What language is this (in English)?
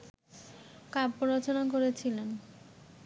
Bangla